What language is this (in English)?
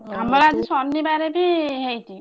Odia